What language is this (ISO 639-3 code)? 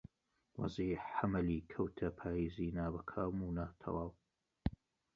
ckb